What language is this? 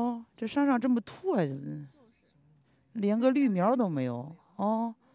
Chinese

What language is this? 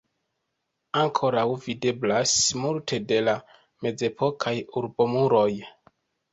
Esperanto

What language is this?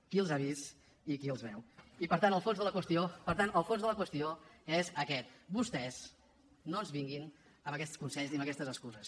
Catalan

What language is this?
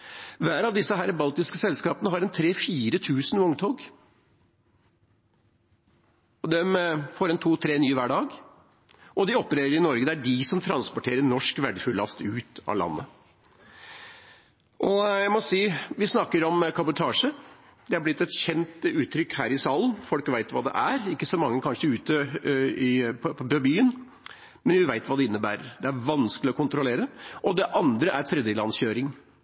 Norwegian Bokmål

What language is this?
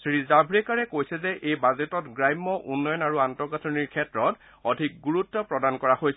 Assamese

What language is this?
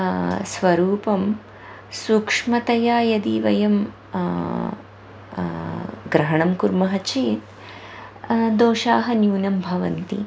Sanskrit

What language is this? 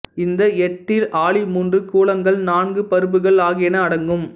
Tamil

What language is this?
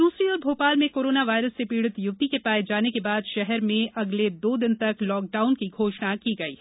Hindi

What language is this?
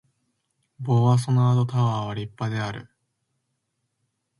Japanese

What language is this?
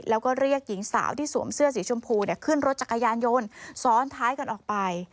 Thai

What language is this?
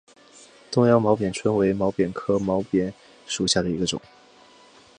Chinese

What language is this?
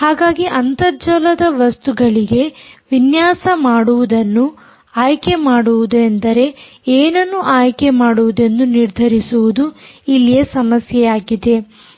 Kannada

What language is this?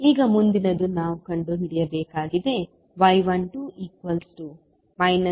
Kannada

